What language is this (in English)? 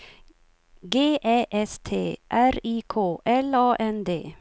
Swedish